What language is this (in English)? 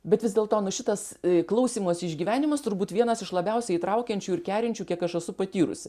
Lithuanian